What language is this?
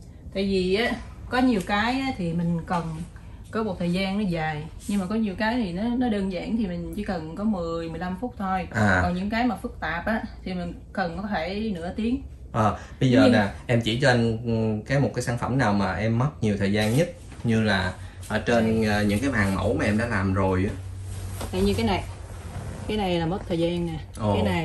Vietnamese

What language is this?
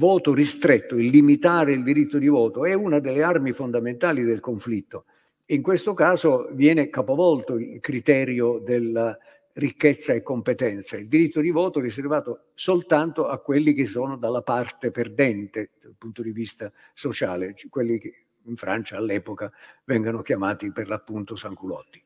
Italian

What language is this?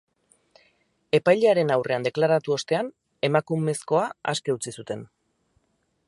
Basque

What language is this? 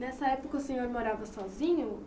Portuguese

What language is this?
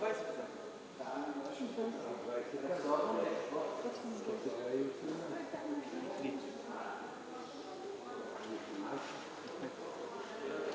Bulgarian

